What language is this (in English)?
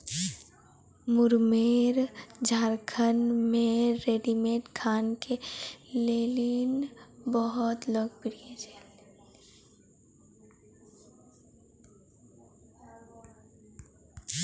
Maithili